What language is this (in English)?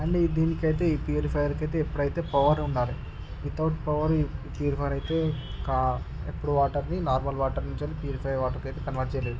Telugu